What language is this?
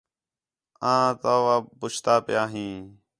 Khetrani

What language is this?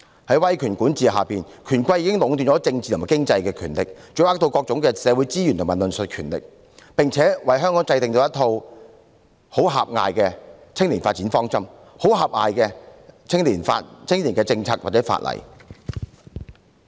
Cantonese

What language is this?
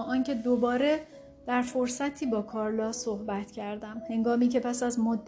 Persian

